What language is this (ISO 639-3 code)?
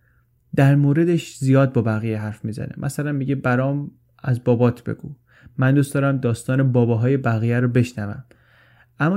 fas